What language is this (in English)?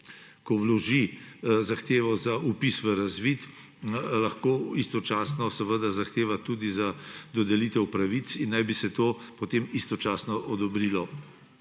Slovenian